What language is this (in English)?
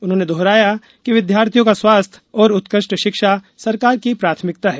Hindi